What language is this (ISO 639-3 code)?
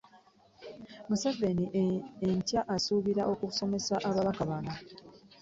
lug